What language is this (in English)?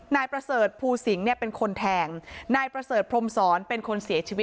Thai